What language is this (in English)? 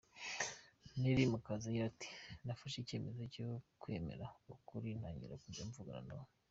Kinyarwanda